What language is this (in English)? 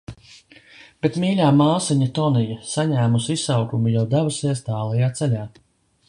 Latvian